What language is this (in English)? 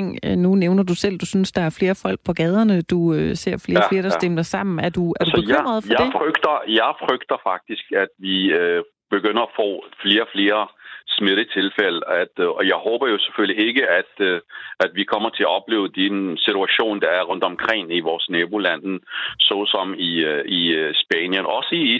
Danish